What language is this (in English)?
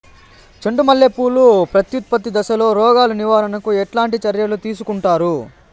Telugu